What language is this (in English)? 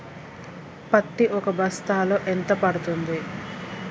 Telugu